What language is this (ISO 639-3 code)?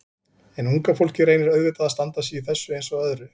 isl